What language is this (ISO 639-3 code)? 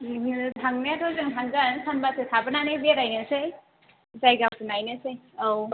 brx